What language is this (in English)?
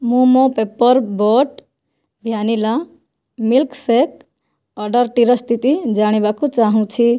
Odia